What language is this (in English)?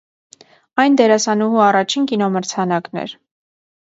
Armenian